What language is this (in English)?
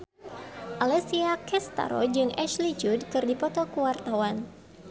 Sundanese